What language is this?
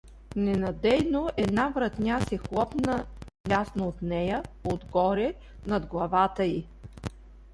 Bulgarian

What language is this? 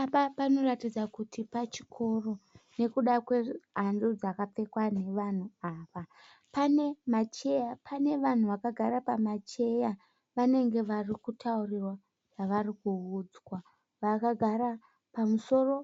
Shona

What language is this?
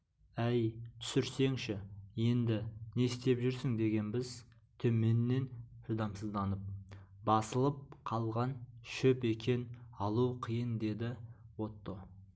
Kazakh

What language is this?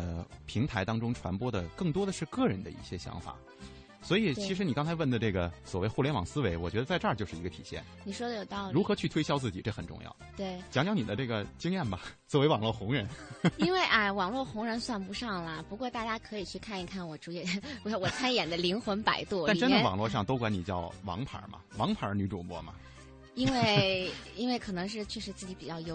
Chinese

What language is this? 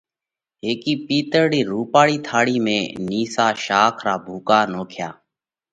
Parkari Koli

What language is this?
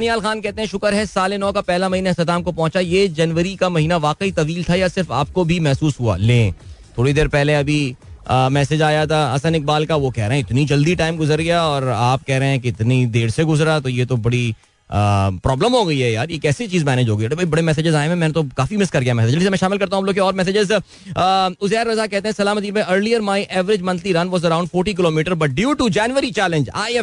Hindi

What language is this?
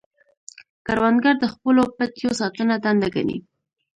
Pashto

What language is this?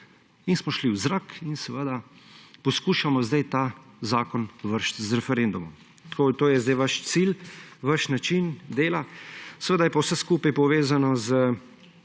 Slovenian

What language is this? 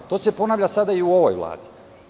Serbian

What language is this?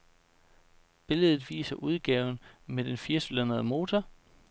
Danish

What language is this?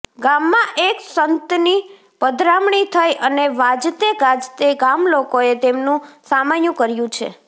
Gujarati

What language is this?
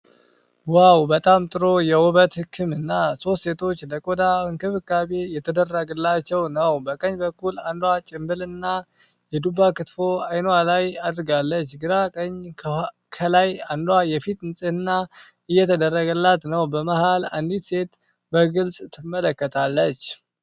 Amharic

